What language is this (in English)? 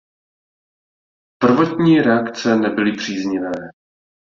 Czech